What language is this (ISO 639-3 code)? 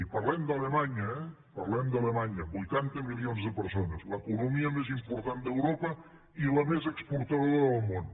cat